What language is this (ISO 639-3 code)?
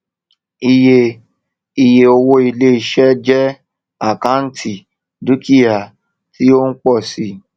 yor